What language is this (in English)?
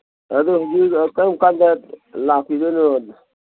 Manipuri